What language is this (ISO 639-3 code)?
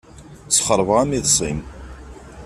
kab